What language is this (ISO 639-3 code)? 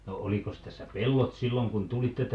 fin